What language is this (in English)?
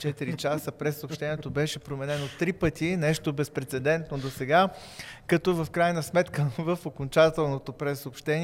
Bulgarian